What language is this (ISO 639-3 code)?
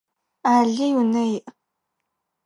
ady